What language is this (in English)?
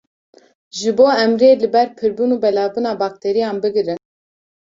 Kurdish